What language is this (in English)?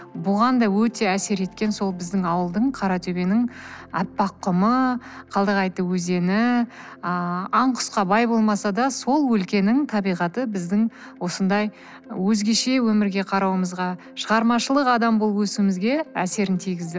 Kazakh